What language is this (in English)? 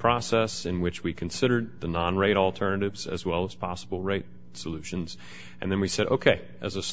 English